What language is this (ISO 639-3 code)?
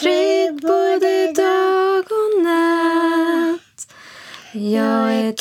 swe